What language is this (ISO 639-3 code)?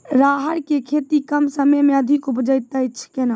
mai